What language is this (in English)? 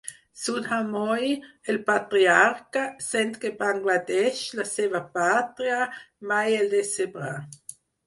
Catalan